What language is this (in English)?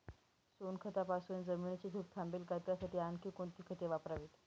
Marathi